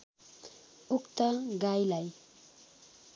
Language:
Nepali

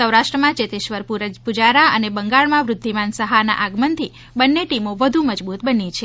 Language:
Gujarati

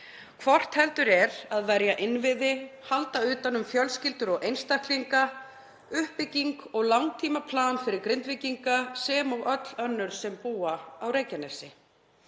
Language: Icelandic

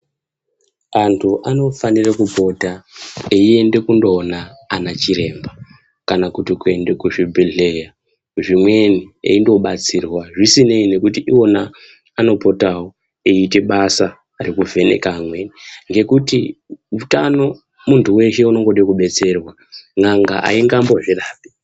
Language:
Ndau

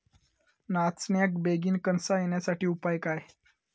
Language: Marathi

